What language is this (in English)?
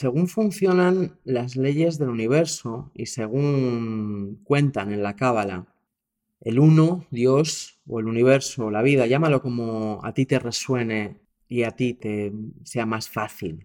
Spanish